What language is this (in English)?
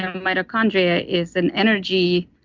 English